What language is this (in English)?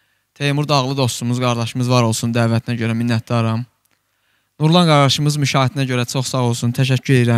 Turkish